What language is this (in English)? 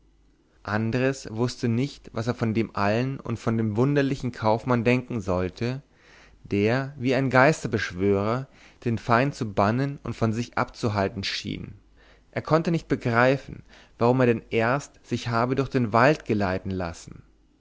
German